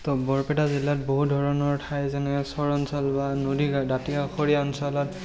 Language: Assamese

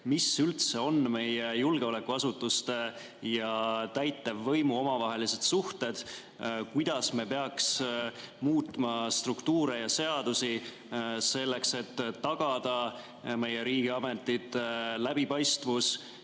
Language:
Estonian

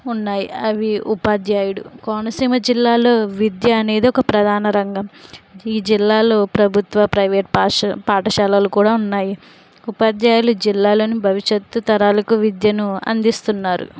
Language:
Telugu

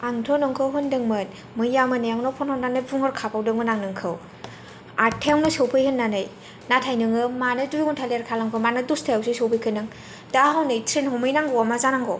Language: Bodo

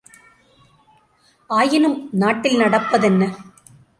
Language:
Tamil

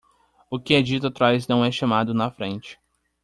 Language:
Portuguese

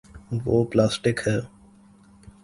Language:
Urdu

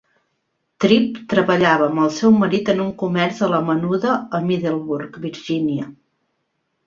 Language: Catalan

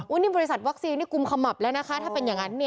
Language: Thai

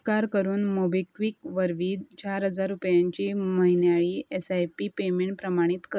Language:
Konkani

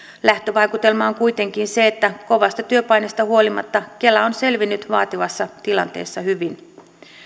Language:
Finnish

